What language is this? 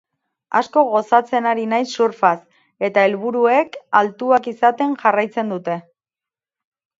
Basque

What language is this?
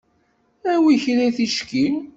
Kabyle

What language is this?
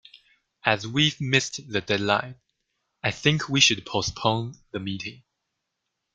English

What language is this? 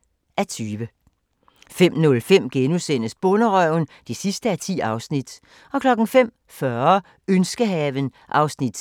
Danish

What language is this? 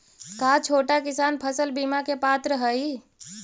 Magahi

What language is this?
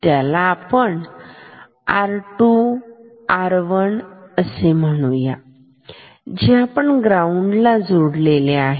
Marathi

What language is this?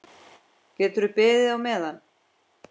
Icelandic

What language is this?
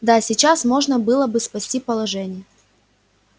Russian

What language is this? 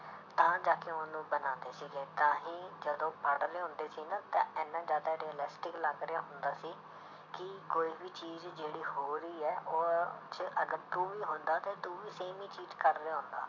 Punjabi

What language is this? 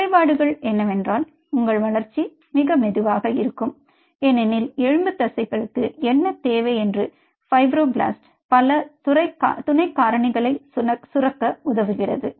Tamil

